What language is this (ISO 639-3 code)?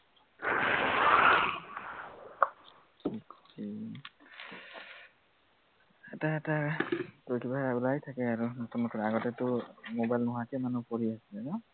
asm